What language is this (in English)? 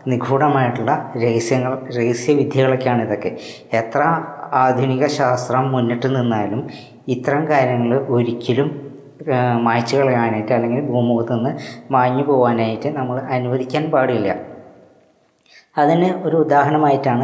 Malayalam